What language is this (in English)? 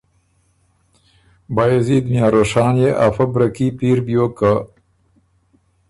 Ormuri